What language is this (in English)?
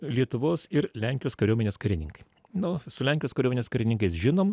Lithuanian